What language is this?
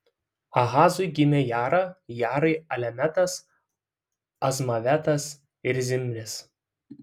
Lithuanian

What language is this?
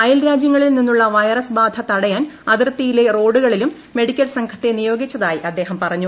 Malayalam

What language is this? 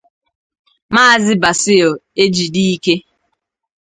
Igbo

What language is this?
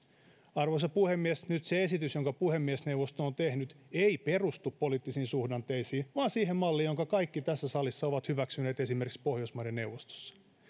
Finnish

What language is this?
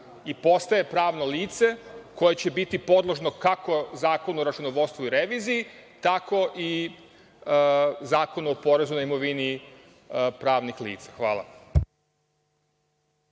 Serbian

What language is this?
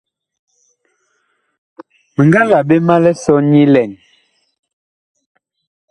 Bakoko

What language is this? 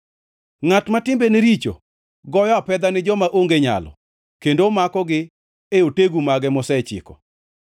Luo (Kenya and Tanzania)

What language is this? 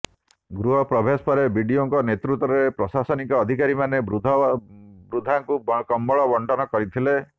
Odia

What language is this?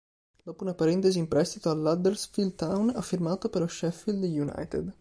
Italian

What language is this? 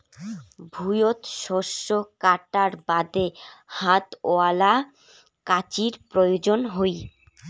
Bangla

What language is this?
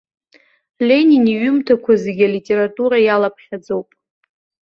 Abkhazian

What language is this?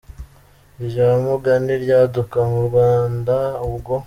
Kinyarwanda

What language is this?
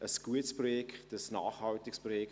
Swiss German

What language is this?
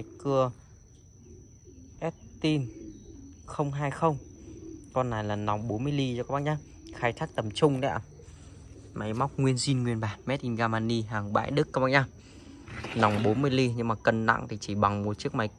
Vietnamese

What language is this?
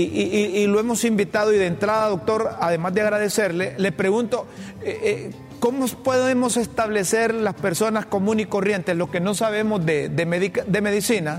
Spanish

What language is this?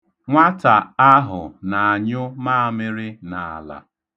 Igbo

